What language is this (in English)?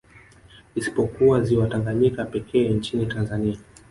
Swahili